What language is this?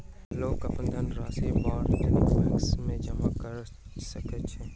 Maithili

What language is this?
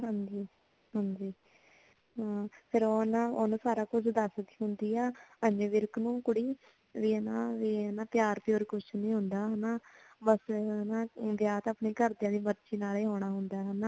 Punjabi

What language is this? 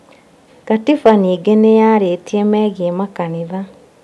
Kikuyu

